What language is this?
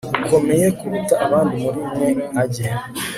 Kinyarwanda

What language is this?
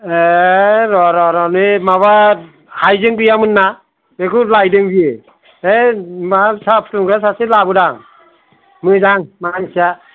Bodo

